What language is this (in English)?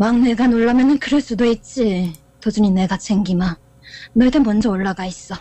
Korean